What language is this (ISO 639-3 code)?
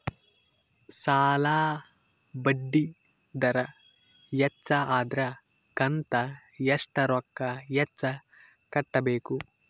kan